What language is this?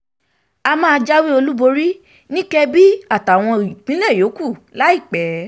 Yoruba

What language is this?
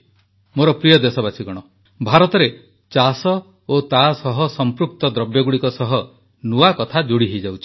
Odia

